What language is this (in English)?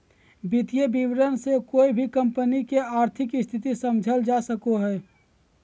Magahi